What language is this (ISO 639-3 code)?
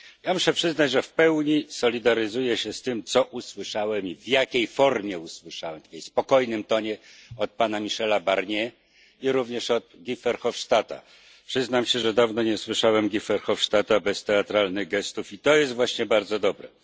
pol